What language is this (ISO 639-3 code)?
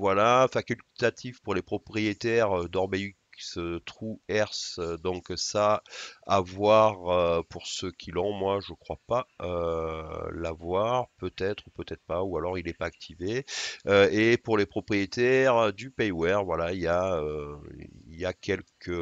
fra